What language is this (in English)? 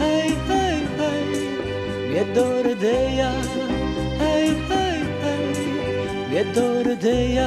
Romanian